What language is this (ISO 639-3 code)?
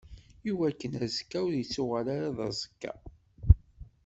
kab